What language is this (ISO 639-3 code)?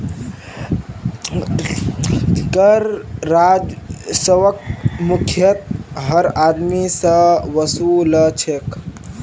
mag